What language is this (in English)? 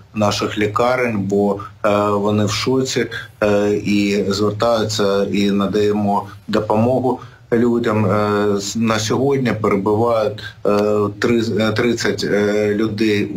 Ukrainian